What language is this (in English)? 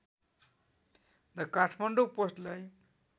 Nepali